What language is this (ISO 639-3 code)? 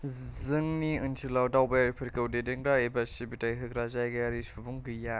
brx